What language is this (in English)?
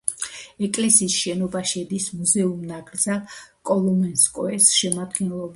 Georgian